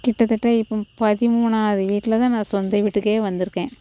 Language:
Tamil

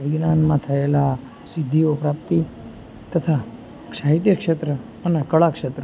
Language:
Gujarati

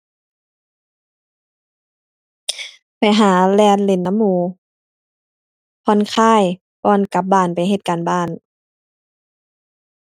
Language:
Thai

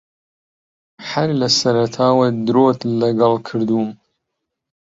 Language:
Central Kurdish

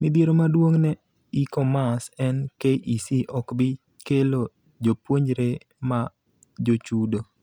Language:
Luo (Kenya and Tanzania)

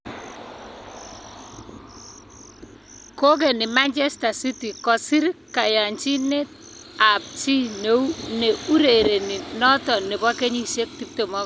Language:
Kalenjin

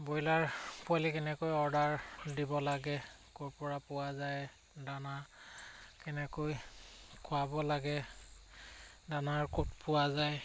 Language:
Assamese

